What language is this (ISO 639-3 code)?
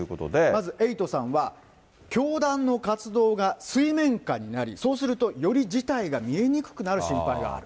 jpn